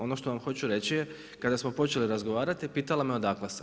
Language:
Croatian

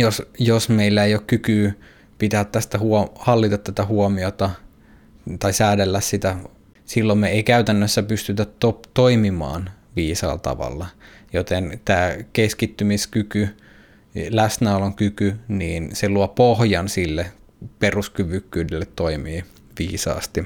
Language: Finnish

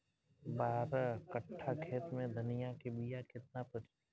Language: Bhojpuri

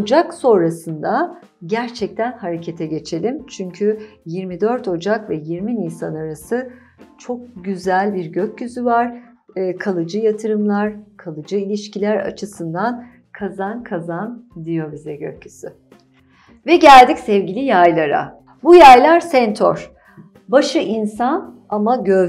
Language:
Turkish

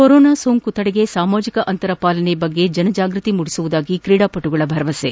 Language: Kannada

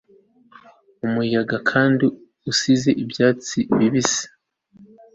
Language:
Kinyarwanda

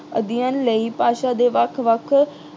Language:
Punjabi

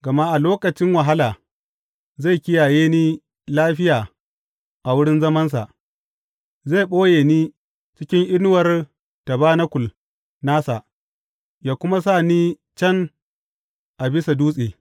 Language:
Hausa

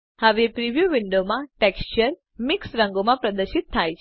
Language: Gujarati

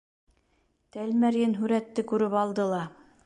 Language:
Bashkir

